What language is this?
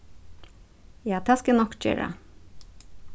Faroese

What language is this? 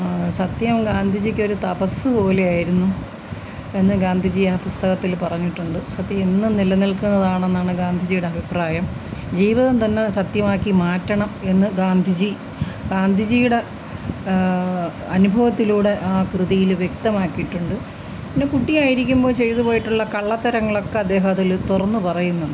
Malayalam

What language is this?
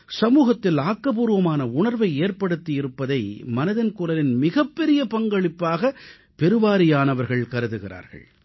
Tamil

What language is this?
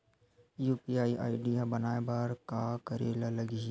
Chhattisgarhi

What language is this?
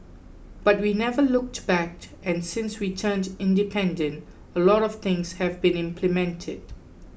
English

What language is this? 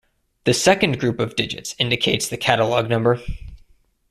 English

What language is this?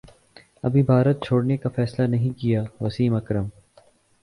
Urdu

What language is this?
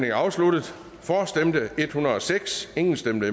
Danish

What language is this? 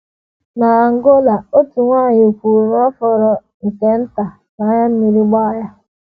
Igbo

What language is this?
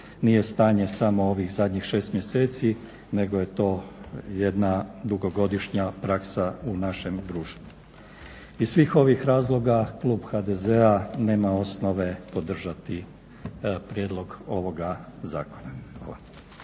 Croatian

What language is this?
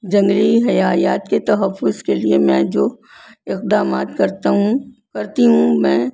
Urdu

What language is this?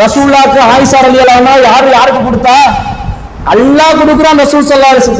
Tamil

